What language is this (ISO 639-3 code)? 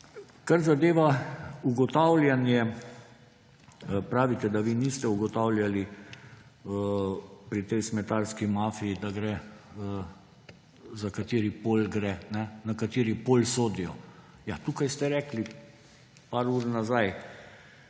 slv